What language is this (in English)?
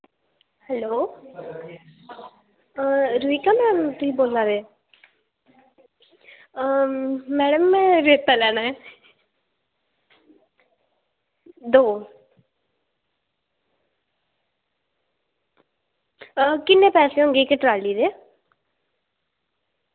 Dogri